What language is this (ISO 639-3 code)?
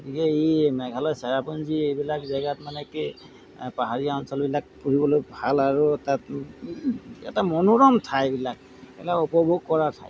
asm